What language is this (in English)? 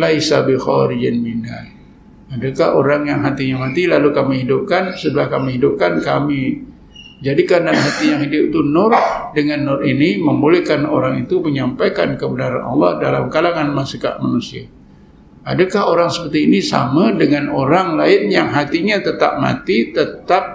Malay